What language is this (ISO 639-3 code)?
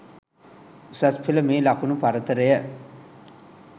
sin